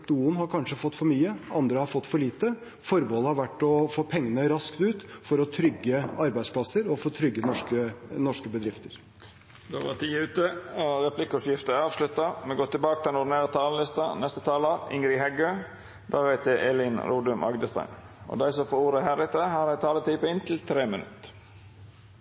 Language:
Norwegian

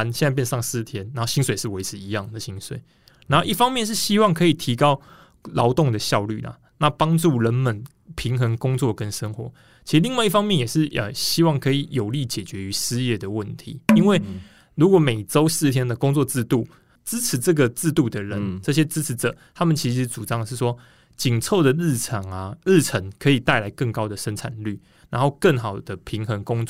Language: Chinese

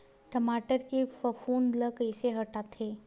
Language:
Chhattisgarhi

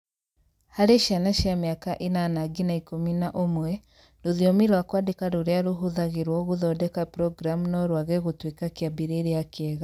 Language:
Kikuyu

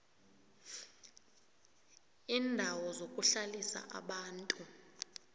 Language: South Ndebele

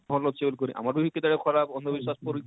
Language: Odia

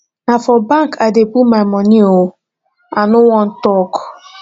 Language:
Nigerian Pidgin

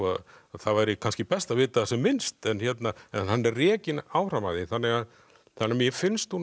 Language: Icelandic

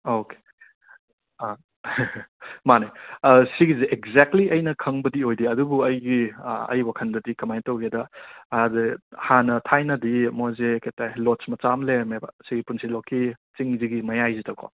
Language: Manipuri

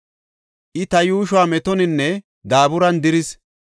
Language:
Gofa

